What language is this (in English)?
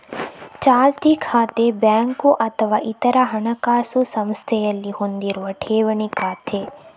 Kannada